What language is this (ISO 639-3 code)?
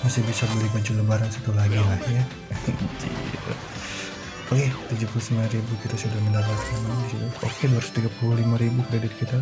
ind